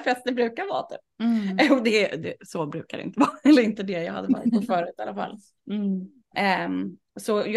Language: Swedish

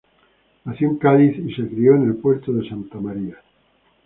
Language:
Spanish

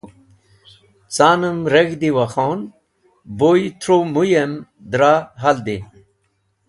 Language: Wakhi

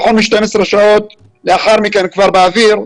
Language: Hebrew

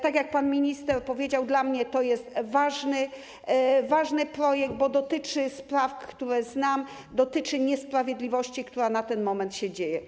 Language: Polish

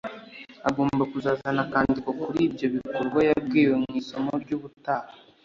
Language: Kinyarwanda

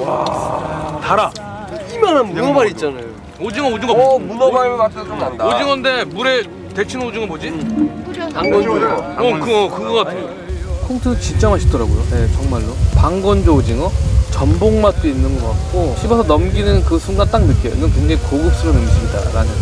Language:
Korean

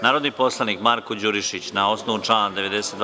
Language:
Serbian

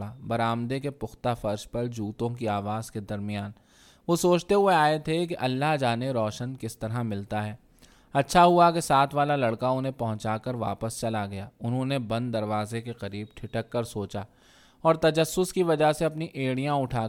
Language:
Urdu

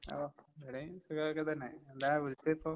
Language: Malayalam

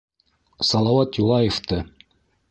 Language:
Bashkir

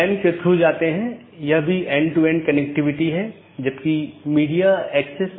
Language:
Hindi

